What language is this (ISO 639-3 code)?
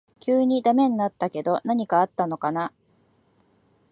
jpn